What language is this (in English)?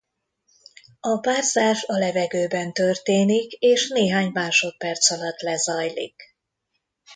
Hungarian